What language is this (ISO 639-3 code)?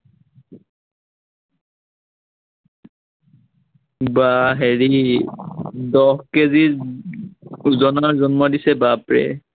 asm